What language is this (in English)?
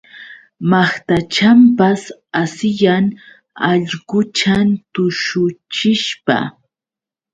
Yauyos Quechua